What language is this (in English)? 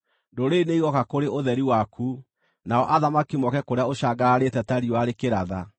Kikuyu